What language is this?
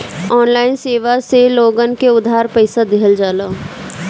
Bhojpuri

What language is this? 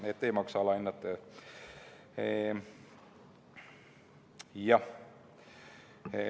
Estonian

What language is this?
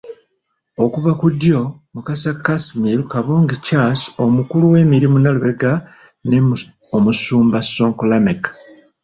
Ganda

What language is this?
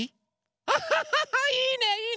Japanese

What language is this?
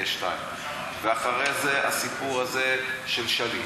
Hebrew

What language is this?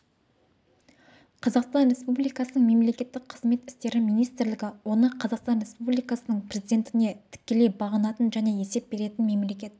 Kazakh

